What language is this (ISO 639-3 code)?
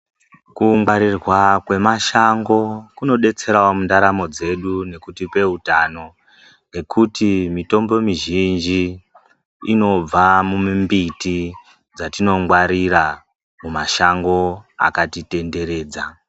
ndc